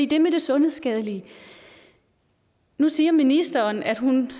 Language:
Danish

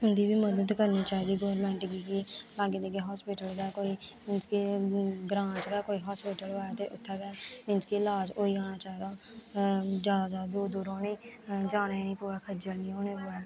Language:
Dogri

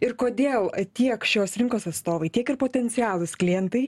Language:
Lithuanian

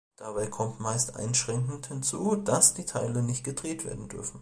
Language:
German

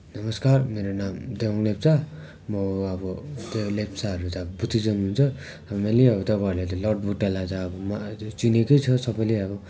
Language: Nepali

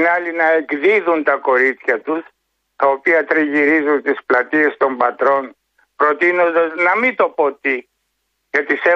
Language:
Greek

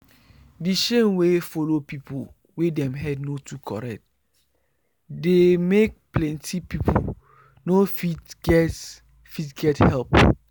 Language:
Nigerian Pidgin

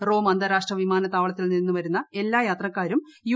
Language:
Malayalam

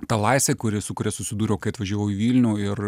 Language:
Lithuanian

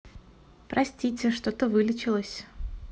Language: Russian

